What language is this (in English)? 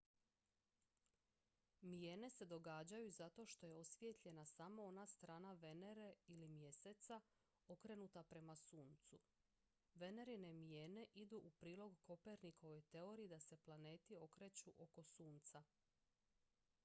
Croatian